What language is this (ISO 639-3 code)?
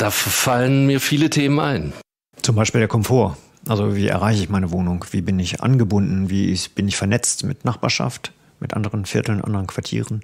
deu